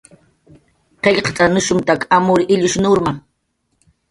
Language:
Jaqaru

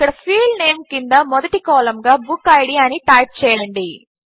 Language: Telugu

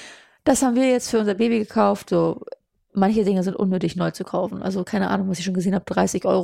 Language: German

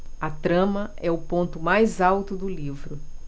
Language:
Portuguese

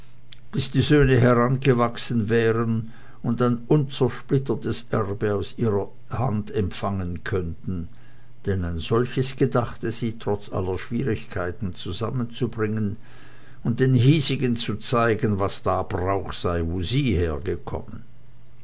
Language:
German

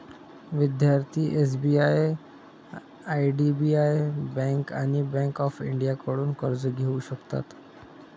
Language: Marathi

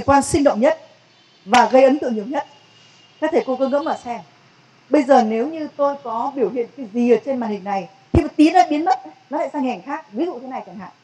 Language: Vietnamese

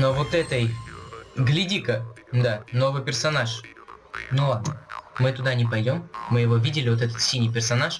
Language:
Russian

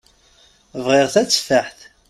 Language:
Kabyle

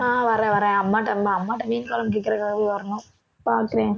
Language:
Tamil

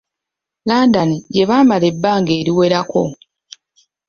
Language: Ganda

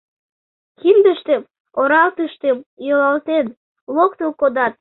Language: Mari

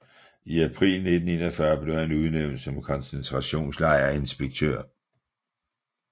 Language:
Danish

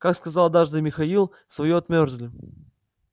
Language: Russian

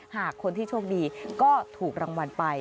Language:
Thai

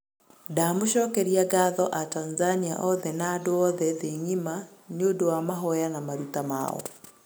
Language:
Kikuyu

